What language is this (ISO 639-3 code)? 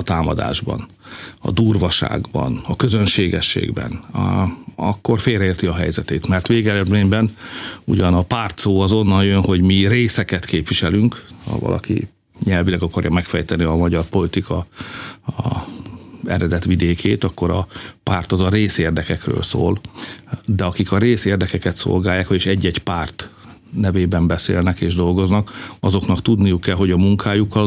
hun